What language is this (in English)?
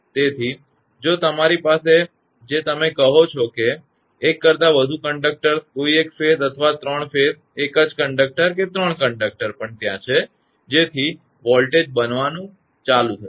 Gujarati